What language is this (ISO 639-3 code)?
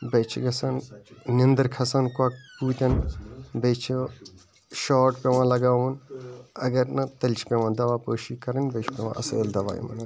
kas